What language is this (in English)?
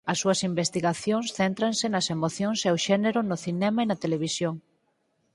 Galician